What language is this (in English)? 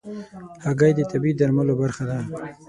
Pashto